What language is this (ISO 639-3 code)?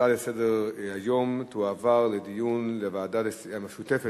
heb